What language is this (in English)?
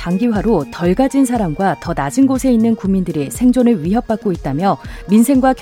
Korean